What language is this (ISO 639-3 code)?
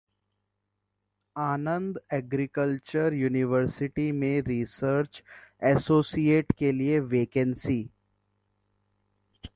hin